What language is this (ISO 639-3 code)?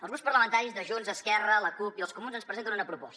cat